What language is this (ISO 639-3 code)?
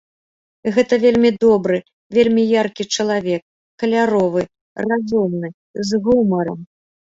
bel